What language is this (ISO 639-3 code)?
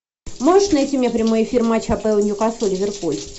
rus